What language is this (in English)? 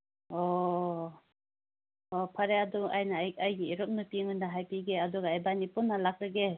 Manipuri